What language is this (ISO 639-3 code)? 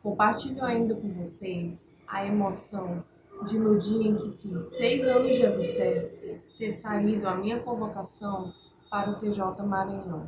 por